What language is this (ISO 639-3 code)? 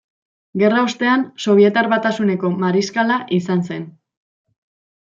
eus